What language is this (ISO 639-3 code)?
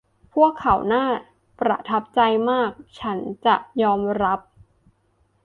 tha